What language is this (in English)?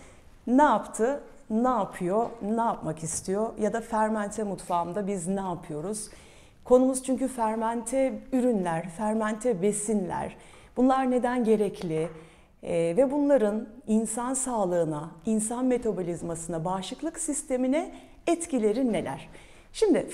Turkish